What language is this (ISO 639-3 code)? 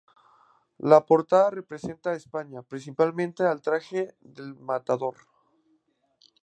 spa